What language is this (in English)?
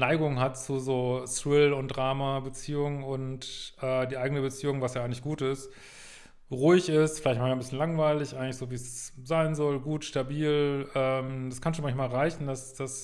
German